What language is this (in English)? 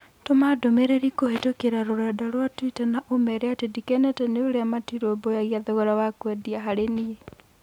Kikuyu